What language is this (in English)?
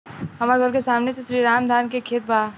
Bhojpuri